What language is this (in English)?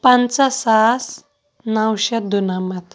Kashmiri